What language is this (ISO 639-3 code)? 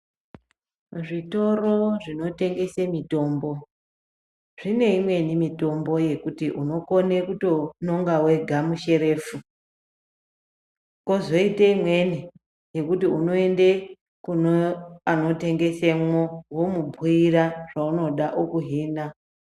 ndc